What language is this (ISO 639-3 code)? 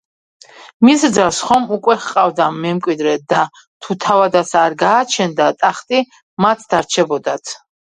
kat